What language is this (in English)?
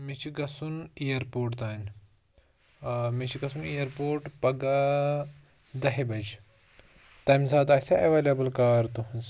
Kashmiri